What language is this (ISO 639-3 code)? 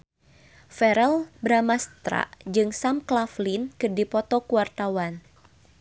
sun